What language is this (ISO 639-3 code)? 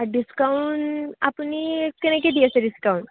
asm